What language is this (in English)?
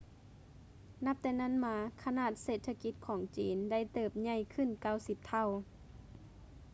Lao